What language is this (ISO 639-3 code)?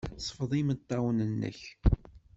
kab